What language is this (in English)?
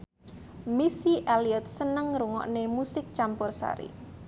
Javanese